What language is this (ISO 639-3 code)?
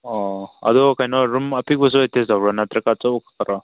mni